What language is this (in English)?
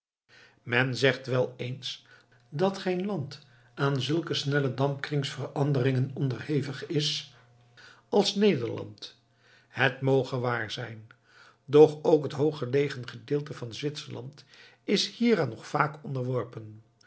Dutch